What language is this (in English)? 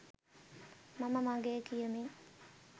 Sinhala